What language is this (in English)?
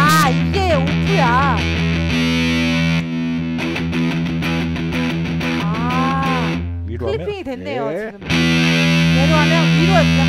Korean